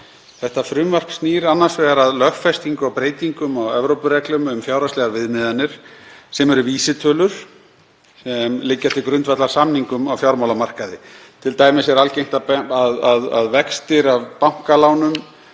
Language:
Icelandic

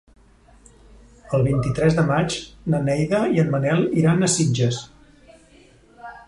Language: Catalan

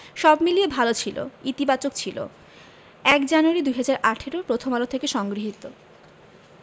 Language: Bangla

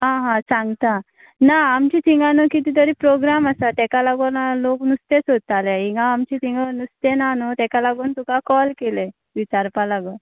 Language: Konkani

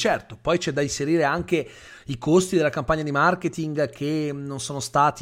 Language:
Italian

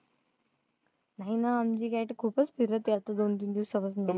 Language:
Marathi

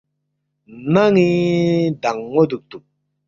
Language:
Balti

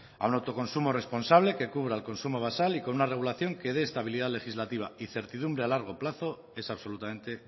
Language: Spanish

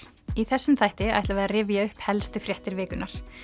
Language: Icelandic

